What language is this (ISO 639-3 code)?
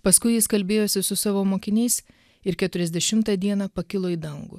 lit